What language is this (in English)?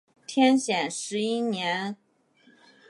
Chinese